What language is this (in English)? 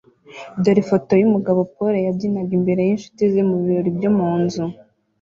Kinyarwanda